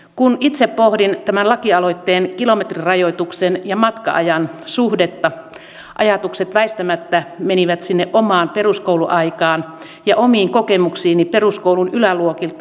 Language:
Finnish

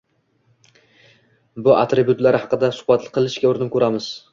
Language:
Uzbek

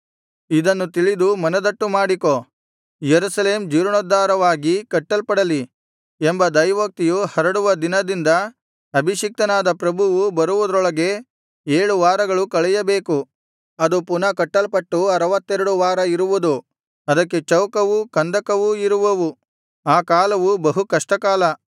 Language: Kannada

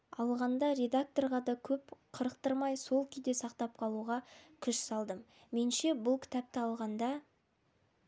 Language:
Kazakh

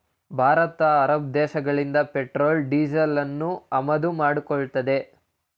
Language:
Kannada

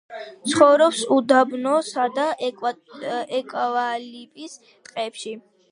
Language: Georgian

